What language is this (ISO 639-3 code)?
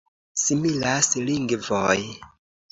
epo